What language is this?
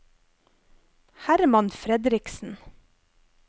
Norwegian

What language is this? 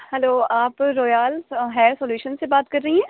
Urdu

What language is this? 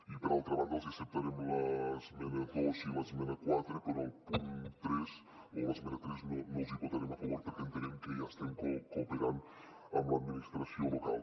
Catalan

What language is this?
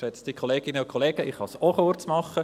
Swiss German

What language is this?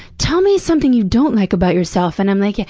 English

